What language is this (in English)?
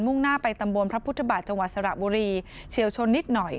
Thai